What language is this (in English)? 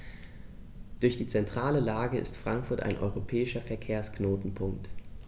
German